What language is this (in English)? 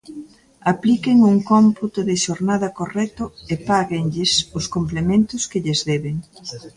Galician